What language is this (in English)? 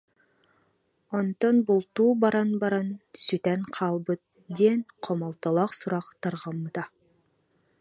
Yakut